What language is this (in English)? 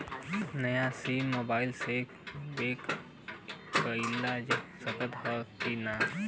Bhojpuri